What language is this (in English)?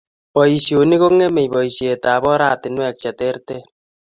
Kalenjin